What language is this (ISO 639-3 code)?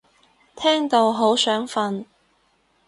yue